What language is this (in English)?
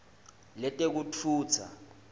Swati